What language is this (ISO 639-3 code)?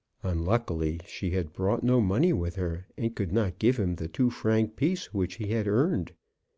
eng